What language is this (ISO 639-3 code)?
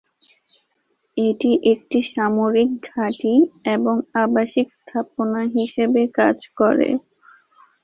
ben